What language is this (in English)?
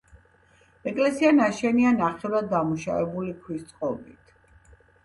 Georgian